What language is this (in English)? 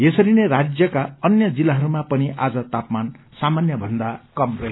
Nepali